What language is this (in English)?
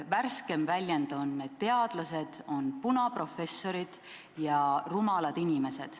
Estonian